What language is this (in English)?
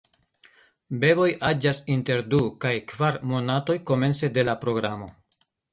Esperanto